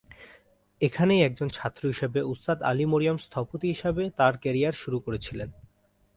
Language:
Bangla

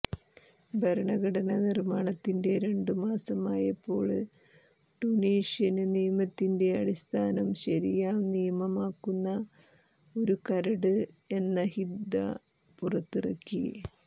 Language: Malayalam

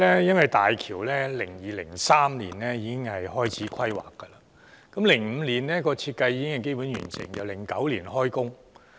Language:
Cantonese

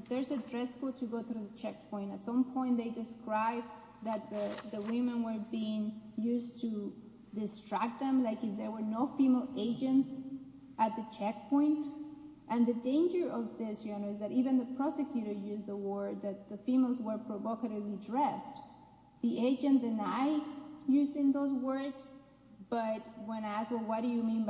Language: English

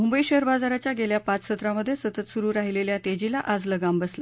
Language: Marathi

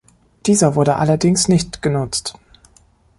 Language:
German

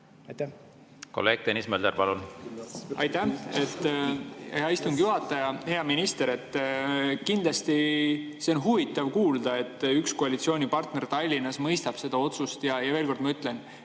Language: Estonian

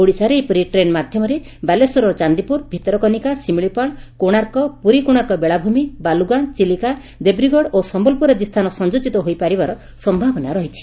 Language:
Odia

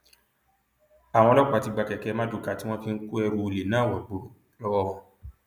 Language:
Yoruba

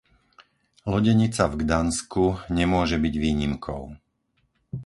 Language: Slovak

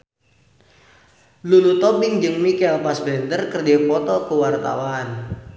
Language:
Sundanese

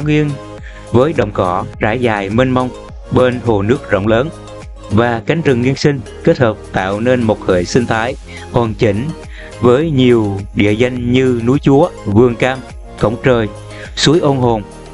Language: Vietnamese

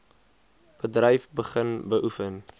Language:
Afrikaans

